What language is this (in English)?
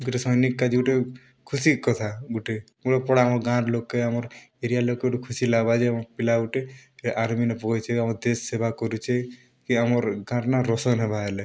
Odia